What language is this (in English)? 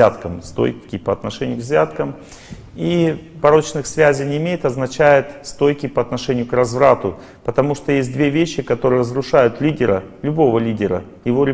Russian